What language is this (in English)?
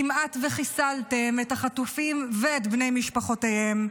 Hebrew